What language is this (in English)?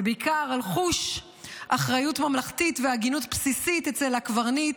Hebrew